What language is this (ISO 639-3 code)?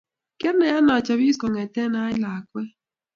kln